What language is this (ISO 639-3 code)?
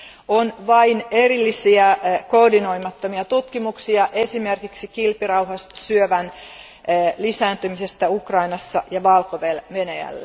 fin